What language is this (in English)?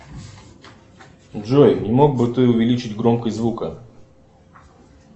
Russian